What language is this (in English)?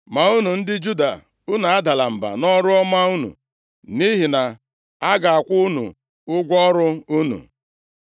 Igbo